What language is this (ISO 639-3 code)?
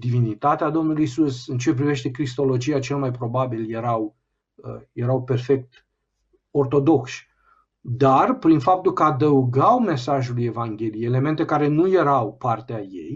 ron